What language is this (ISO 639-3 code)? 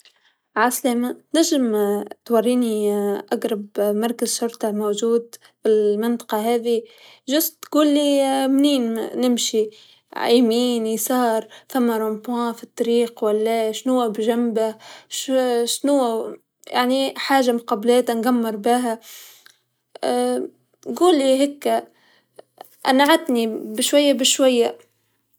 aeb